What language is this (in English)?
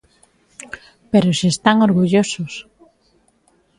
Galician